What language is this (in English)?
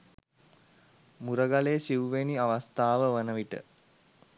Sinhala